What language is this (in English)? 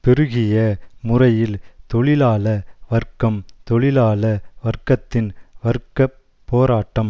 Tamil